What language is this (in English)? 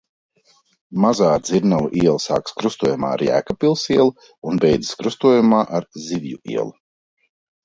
Latvian